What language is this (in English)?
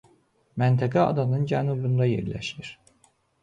Azerbaijani